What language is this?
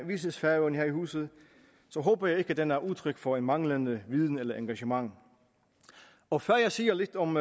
Danish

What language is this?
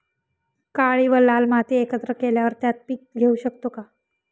Marathi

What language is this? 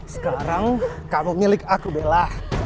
Indonesian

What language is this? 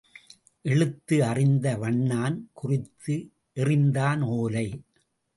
Tamil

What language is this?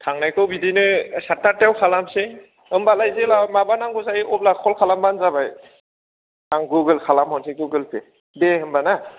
Bodo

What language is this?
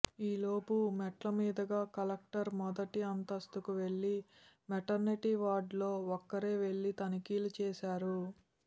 Telugu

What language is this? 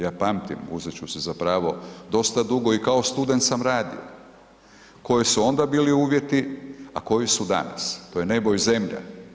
Croatian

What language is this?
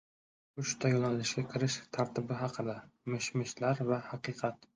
Uzbek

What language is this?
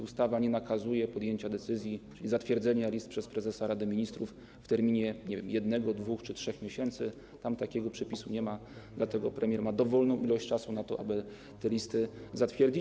Polish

